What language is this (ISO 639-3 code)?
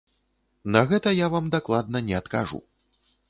bel